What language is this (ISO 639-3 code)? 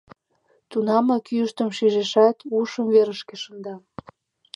chm